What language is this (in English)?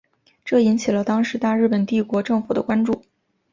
Chinese